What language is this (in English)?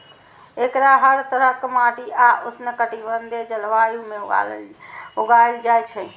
Maithili